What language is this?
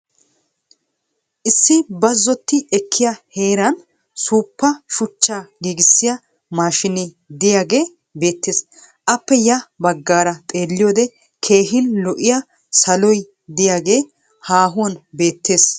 Wolaytta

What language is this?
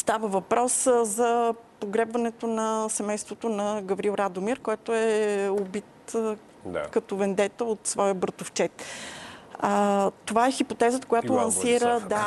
Bulgarian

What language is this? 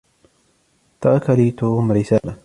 Arabic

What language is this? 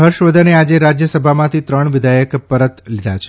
Gujarati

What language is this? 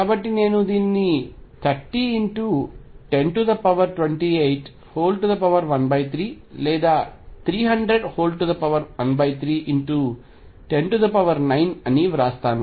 Telugu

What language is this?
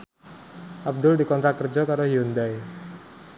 Javanese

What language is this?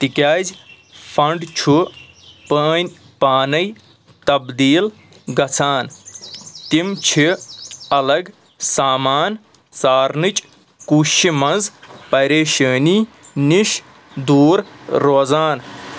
Kashmiri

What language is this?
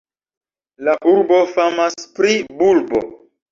Esperanto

